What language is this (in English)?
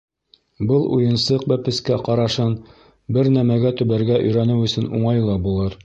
Bashkir